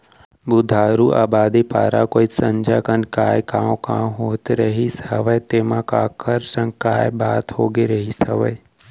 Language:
Chhattisgarhi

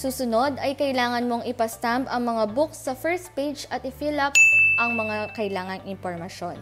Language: Filipino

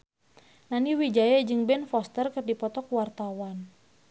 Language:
Sundanese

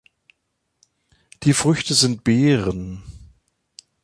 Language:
German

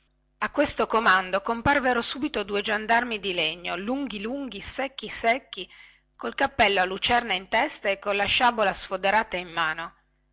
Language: Italian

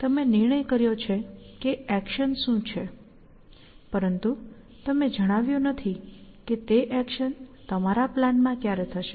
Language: Gujarati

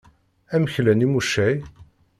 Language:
Kabyle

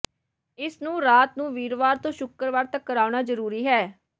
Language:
Punjabi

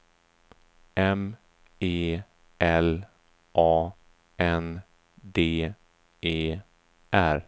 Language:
Swedish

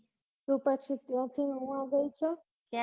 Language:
Gujarati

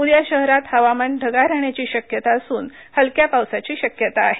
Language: Marathi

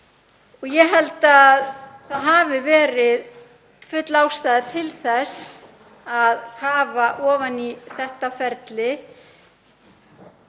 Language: Icelandic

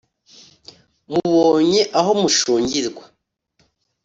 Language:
Kinyarwanda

